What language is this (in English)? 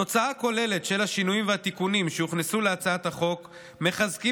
Hebrew